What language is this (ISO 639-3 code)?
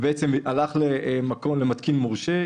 heb